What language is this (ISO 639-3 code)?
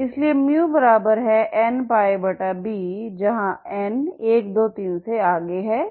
hin